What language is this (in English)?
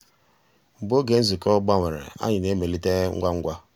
Igbo